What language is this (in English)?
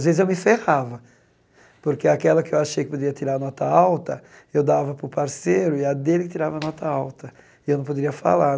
Portuguese